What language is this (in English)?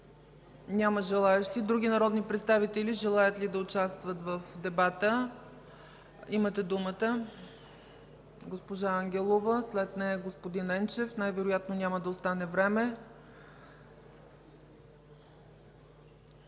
Bulgarian